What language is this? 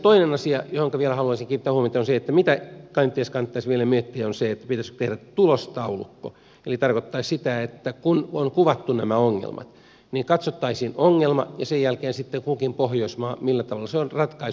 Finnish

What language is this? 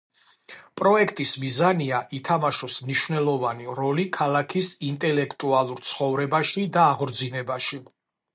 Georgian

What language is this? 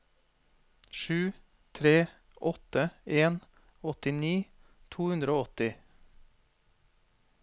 Norwegian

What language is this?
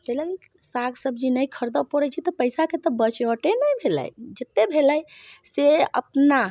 Maithili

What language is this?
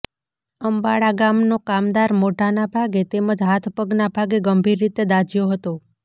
Gujarati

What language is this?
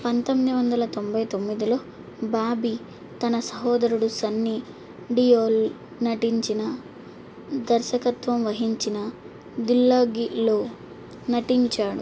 Telugu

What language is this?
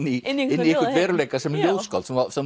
Icelandic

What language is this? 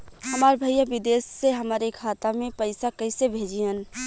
Bhojpuri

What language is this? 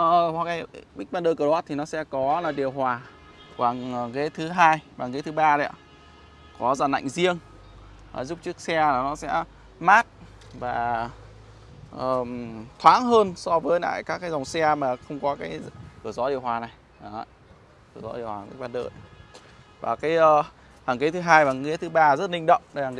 Vietnamese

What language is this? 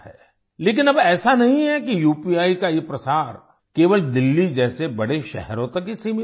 Hindi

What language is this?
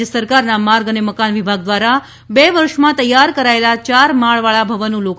Gujarati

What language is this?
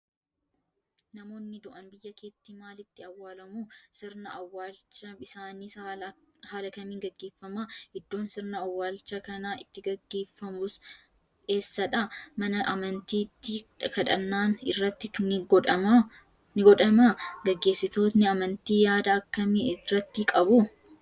Oromo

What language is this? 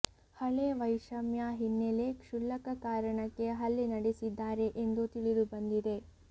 Kannada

